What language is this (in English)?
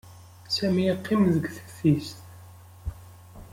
Kabyle